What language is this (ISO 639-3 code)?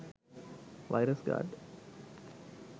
sin